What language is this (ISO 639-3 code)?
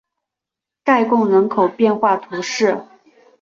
zho